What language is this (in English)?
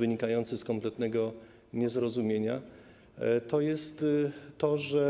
Polish